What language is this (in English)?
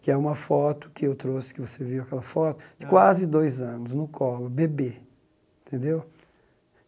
Portuguese